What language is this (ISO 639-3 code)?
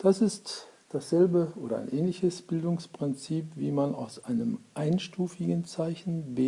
deu